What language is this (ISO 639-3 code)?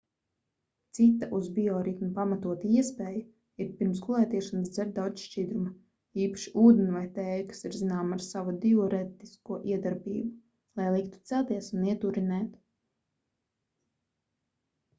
lav